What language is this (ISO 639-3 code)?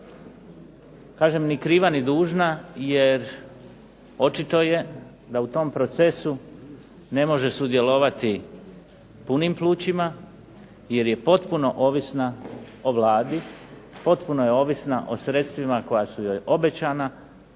hrv